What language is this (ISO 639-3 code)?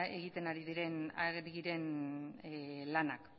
eus